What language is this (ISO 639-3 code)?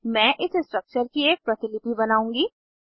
hin